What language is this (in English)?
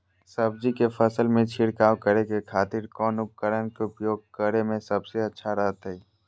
Magahi